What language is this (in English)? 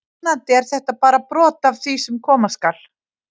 Icelandic